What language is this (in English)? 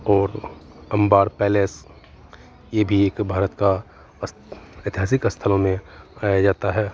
Hindi